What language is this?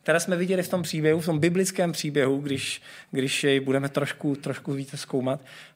Czech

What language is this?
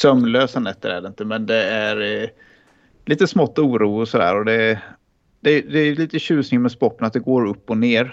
Swedish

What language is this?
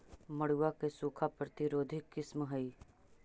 Magahi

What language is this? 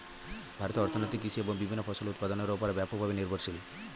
Bangla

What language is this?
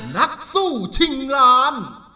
Thai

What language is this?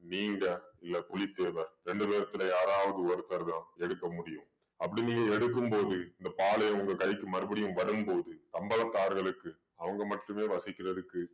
Tamil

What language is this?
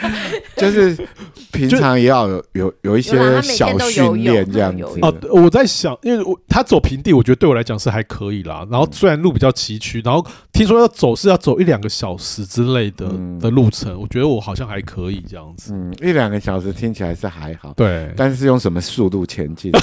Chinese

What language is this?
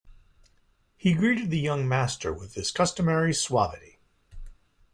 English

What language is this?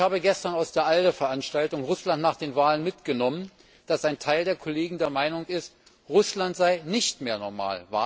German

